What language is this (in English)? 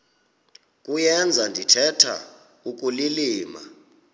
Xhosa